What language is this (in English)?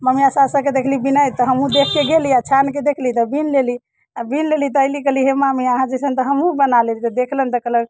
Maithili